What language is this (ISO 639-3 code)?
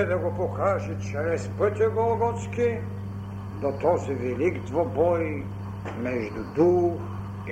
bul